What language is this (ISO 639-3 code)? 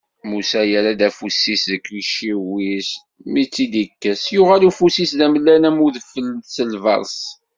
kab